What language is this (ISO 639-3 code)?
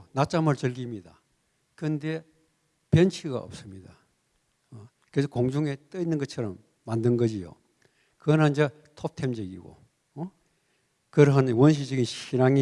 kor